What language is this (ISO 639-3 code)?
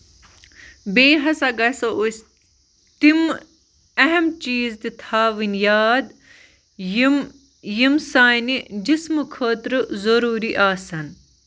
kas